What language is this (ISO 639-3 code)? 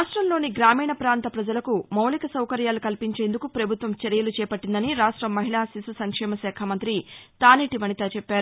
tel